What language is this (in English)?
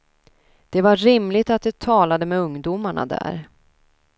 Swedish